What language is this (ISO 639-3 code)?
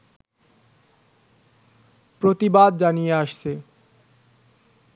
ben